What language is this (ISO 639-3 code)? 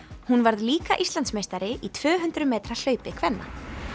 isl